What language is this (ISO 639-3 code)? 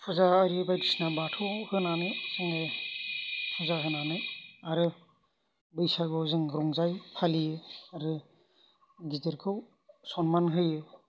brx